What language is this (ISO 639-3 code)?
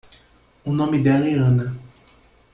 por